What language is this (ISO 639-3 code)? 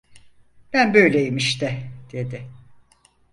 tur